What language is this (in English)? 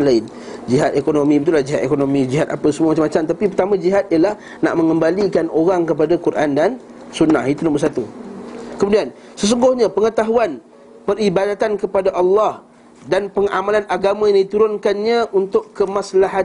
Malay